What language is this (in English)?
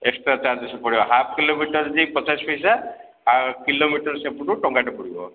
Odia